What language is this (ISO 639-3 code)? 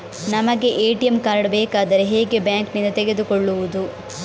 kan